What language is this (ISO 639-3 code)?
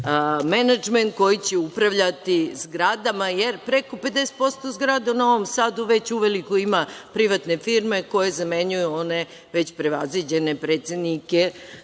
srp